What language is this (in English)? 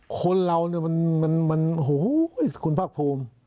Thai